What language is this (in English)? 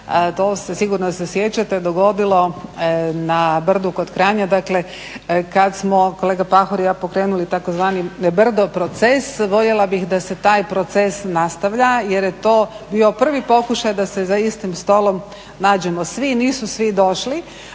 Croatian